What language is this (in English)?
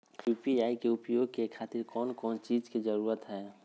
Magahi